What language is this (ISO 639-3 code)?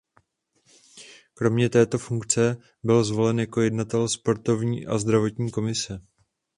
ces